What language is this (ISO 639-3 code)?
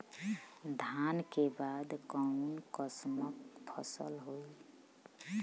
bho